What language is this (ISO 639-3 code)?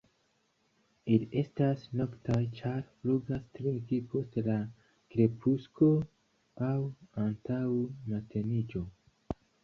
epo